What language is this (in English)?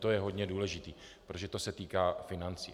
Czech